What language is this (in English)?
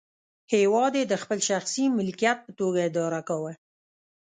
Pashto